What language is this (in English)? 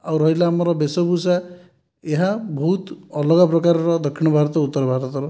Odia